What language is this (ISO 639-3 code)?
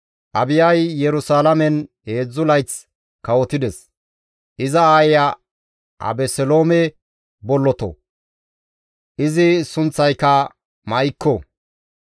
gmv